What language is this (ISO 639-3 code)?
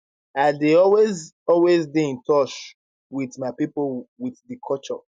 pcm